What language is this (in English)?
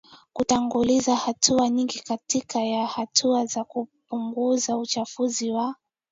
Swahili